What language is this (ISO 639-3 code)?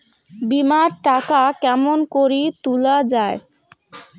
ben